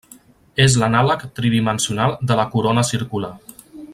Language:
Catalan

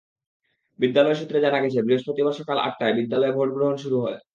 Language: Bangla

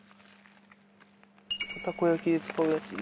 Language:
Japanese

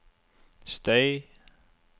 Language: Norwegian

